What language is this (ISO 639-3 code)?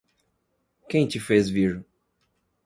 por